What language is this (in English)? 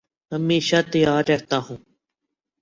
Urdu